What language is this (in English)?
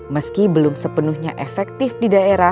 Indonesian